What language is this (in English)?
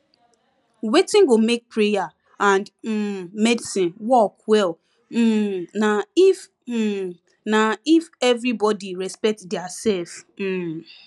Nigerian Pidgin